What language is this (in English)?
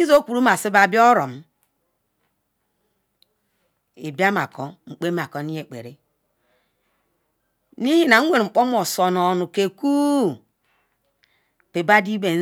Ikwere